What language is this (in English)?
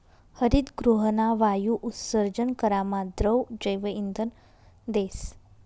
Marathi